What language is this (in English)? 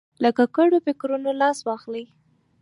Pashto